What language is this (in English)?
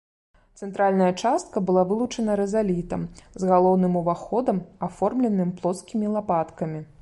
Belarusian